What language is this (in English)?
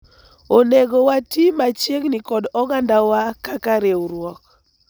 Luo (Kenya and Tanzania)